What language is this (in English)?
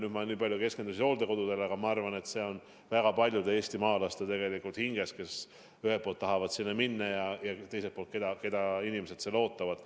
Estonian